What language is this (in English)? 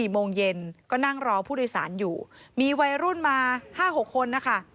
Thai